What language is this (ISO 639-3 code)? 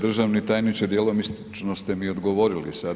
hrv